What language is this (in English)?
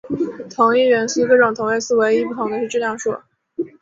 Chinese